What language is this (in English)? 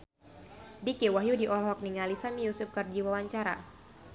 Sundanese